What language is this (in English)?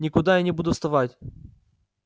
Russian